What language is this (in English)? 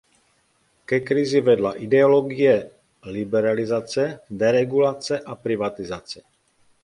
Czech